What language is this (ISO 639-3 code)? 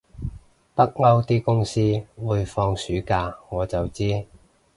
yue